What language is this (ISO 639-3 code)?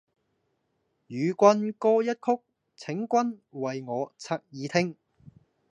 yue